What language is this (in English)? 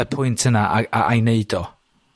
Welsh